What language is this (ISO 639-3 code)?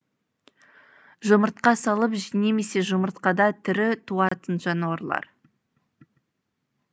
kaz